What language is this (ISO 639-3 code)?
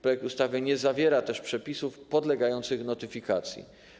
pol